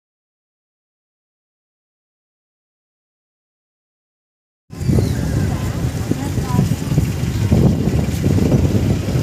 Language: Thai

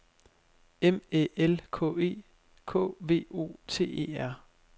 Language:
Danish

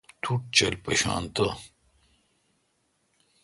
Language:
Kalkoti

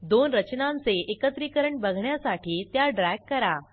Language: Marathi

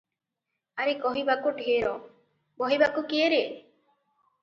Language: Odia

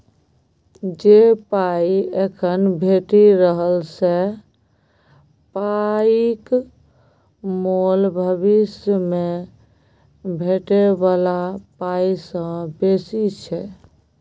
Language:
Maithili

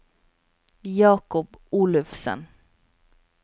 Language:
Norwegian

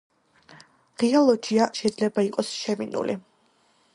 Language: Georgian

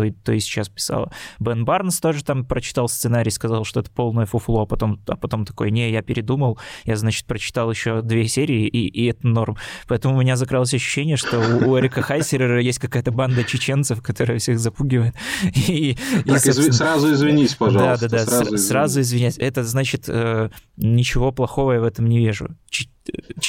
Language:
Russian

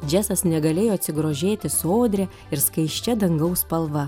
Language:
Lithuanian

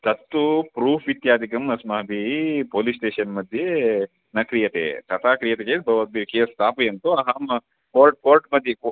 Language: Sanskrit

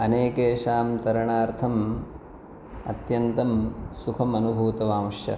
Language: Sanskrit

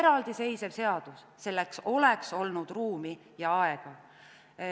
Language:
Estonian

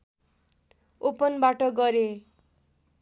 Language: Nepali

